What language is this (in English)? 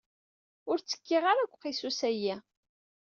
Kabyle